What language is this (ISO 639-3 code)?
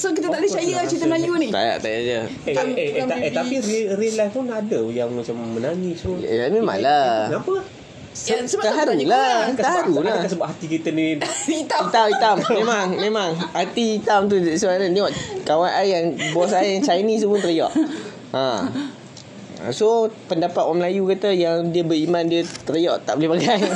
msa